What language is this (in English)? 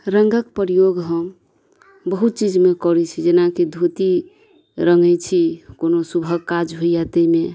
Maithili